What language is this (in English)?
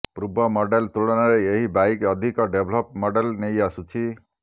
Odia